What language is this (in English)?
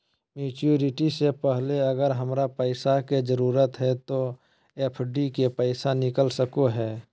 Magahi